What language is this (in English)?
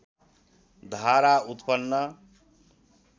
Nepali